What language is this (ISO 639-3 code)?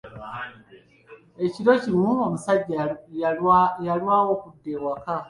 lug